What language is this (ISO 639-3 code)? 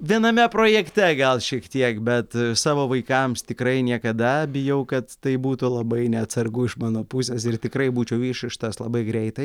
lit